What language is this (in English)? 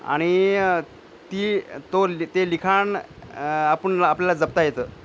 Marathi